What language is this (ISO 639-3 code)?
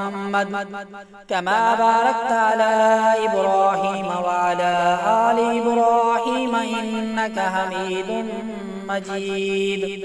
ara